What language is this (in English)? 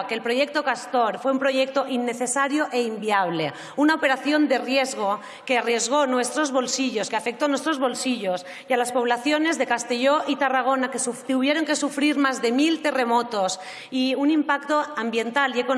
Spanish